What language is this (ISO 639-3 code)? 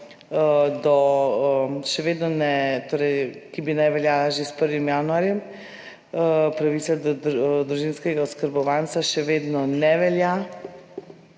slv